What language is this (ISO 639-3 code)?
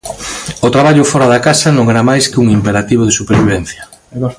glg